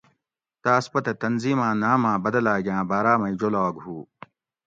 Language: Gawri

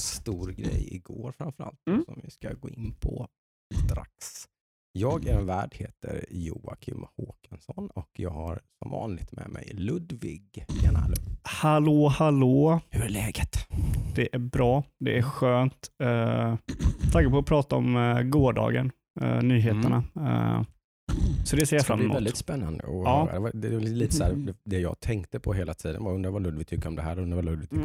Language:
Swedish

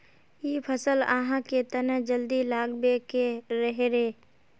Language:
Magahi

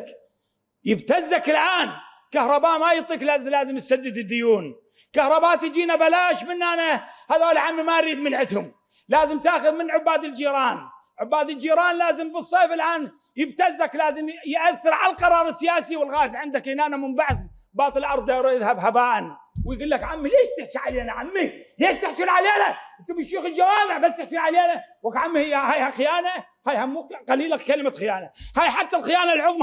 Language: Arabic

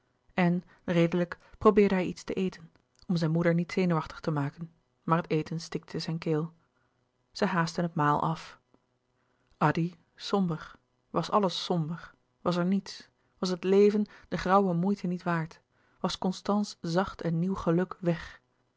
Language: Dutch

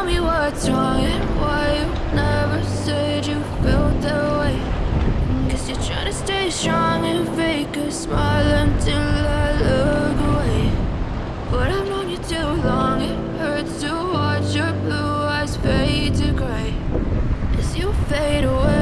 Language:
Vietnamese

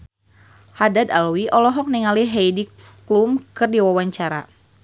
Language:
Sundanese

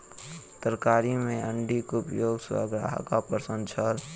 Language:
Maithili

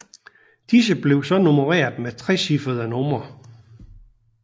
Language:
Danish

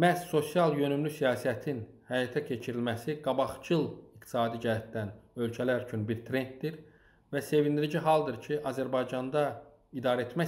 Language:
Turkish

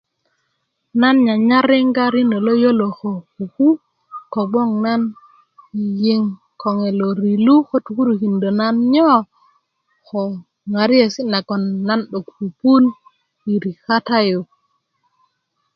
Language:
Kuku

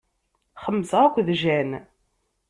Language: Kabyle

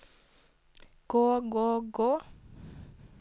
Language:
Norwegian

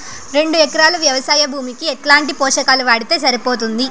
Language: Telugu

